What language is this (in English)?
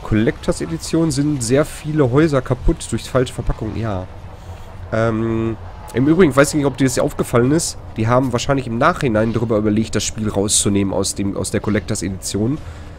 German